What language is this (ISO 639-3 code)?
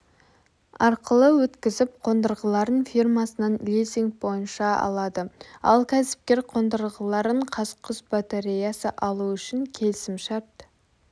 kaz